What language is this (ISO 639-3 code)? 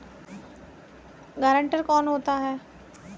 hin